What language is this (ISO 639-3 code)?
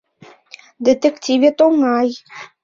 chm